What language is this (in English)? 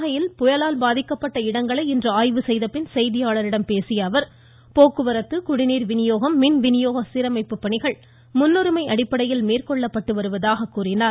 Tamil